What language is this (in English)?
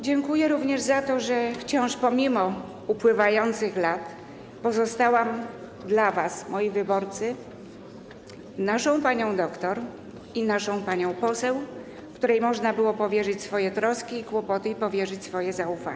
Polish